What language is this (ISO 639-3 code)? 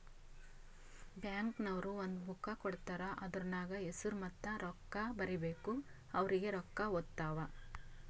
kan